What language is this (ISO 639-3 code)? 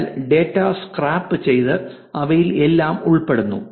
mal